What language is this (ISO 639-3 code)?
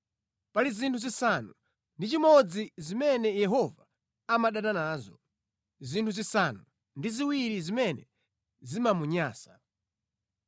nya